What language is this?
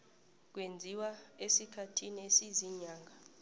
South Ndebele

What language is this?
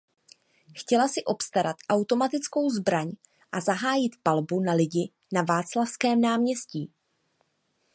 Czech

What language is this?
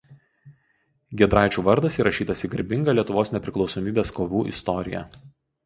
Lithuanian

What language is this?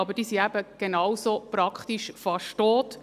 Swiss German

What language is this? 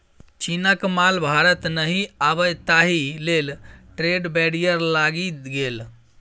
Maithili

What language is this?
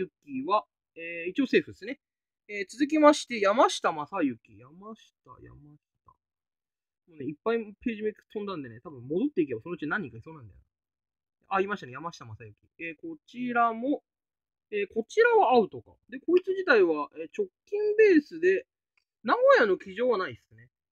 Japanese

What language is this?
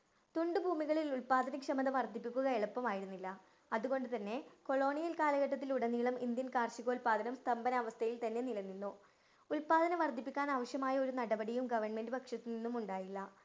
Malayalam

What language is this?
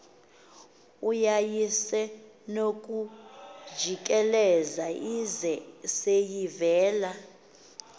Xhosa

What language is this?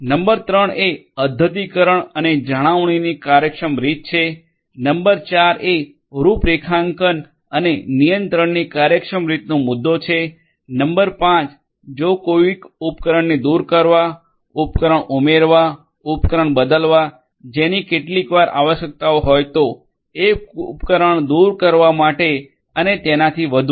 Gujarati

